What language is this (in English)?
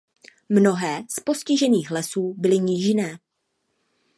Czech